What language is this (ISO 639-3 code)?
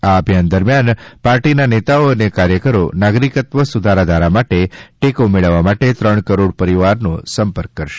guj